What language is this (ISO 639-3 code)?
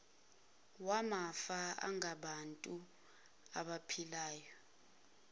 zul